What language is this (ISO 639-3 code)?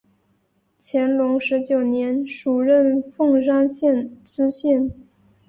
zho